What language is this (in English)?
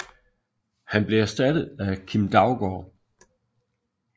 Danish